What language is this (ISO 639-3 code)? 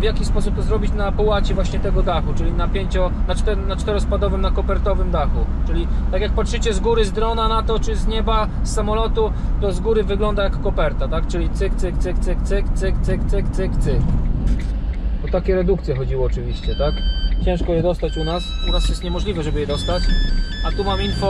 pol